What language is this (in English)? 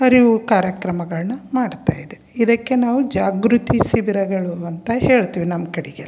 Kannada